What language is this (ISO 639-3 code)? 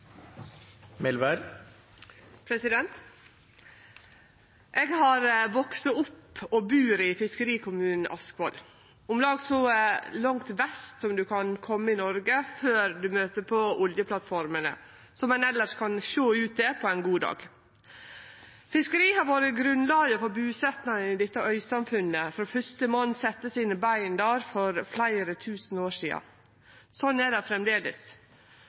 nno